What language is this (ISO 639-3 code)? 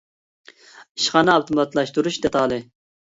uig